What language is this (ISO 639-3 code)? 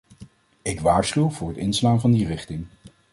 nld